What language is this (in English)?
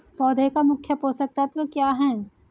Hindi